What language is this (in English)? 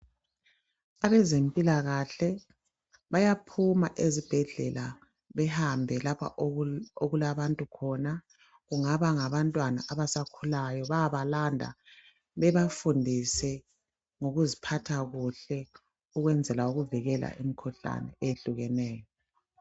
North Ndebele